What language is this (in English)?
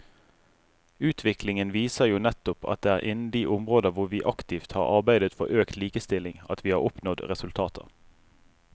Norwegian